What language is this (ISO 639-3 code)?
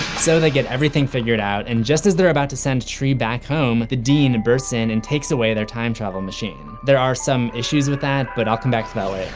eng